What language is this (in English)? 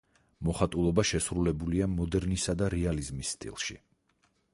Georgian